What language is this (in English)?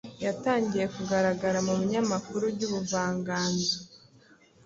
Kinyarwanda